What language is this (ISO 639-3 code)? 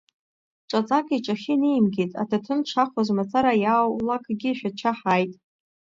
abk